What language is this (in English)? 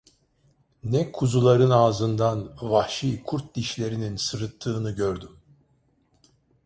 Turkish